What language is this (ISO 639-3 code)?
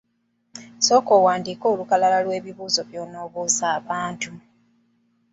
lug